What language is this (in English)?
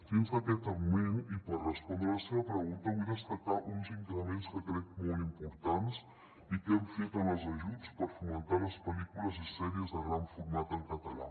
Catalan